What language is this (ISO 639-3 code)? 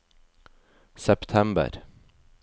nor